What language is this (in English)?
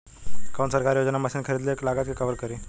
Bhojpuri